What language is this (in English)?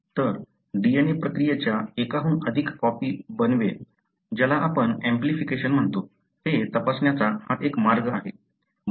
Marathi